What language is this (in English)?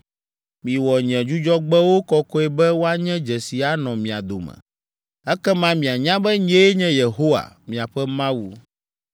Ewe